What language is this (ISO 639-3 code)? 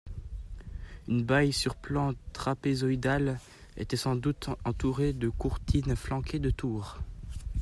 fra